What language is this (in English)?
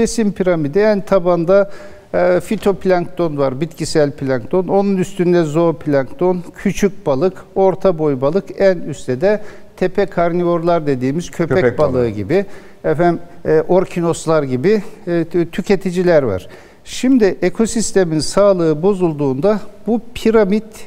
Turkish